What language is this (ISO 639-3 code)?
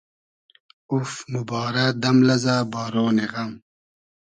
haz